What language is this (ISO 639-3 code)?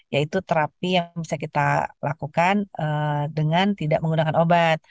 ind